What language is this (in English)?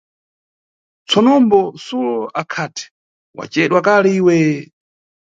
Nyungwe